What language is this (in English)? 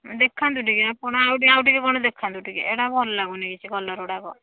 Odia